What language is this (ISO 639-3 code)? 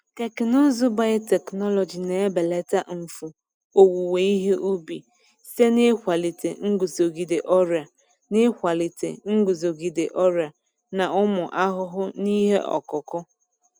ibo